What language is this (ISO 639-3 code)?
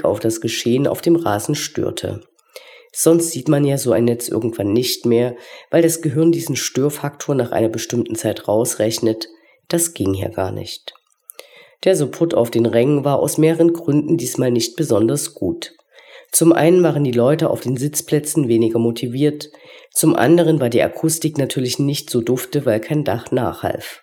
deu